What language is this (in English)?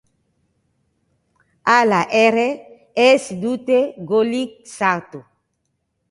Basque